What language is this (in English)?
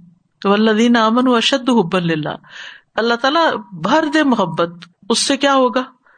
Urdu